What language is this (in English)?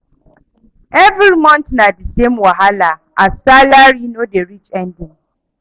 Nigerian Pidgin